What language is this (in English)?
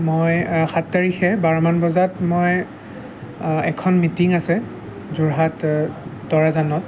Assamese